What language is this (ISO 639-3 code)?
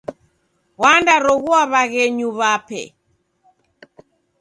dav